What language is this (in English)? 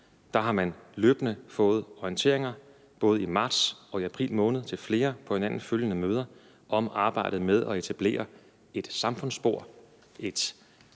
Danish